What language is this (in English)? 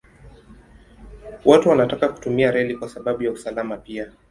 Swahili